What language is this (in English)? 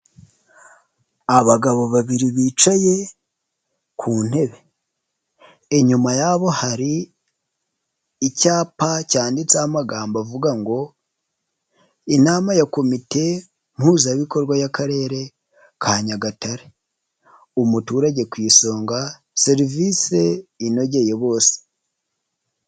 Kinyarwanda